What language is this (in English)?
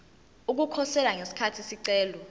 Zulu